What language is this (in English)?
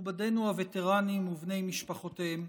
Hebrew